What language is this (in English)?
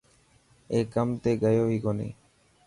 Dhatki